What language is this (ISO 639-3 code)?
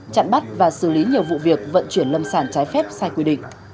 vie